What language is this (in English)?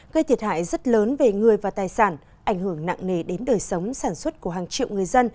Vietnamese